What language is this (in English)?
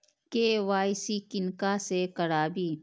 Maithili